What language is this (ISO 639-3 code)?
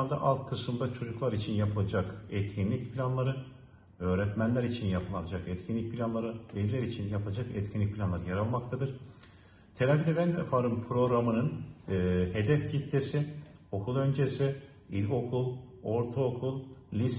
tur